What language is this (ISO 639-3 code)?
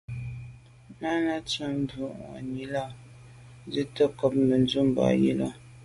byv